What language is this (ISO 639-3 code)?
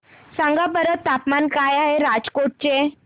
mar